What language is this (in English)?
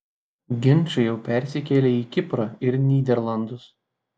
Lithuanian